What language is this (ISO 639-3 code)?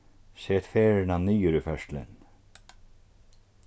fao